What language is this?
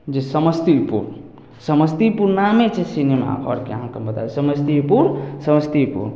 Maithili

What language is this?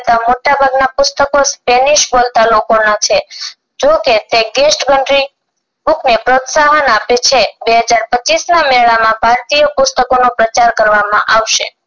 Gujarati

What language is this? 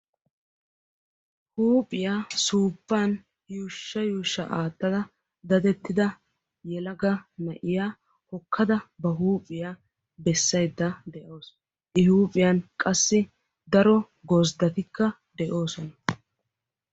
Wolaytta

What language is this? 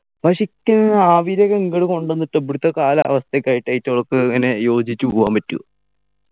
Malayalam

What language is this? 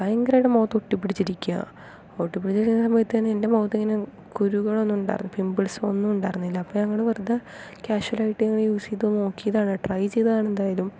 Malayalam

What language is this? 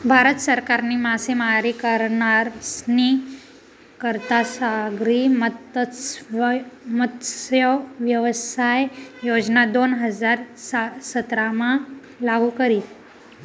Marathi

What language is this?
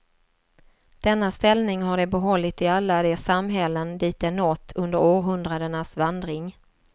Swedish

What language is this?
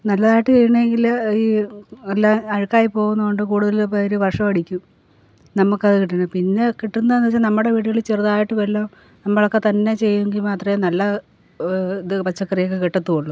Malayalam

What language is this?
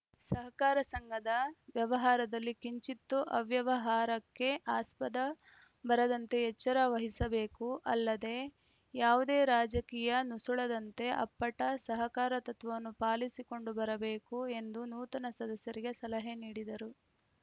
Kannada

